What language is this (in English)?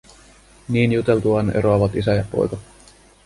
Finnish